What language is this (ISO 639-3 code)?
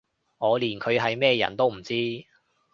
yue